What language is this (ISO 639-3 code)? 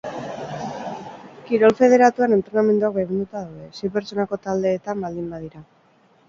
eus